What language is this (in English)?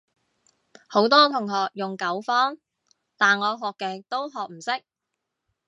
Cantonese